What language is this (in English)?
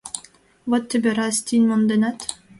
Mari